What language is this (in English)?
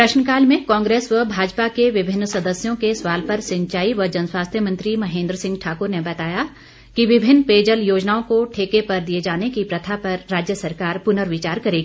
Hindi